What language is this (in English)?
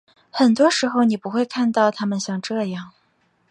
Chinese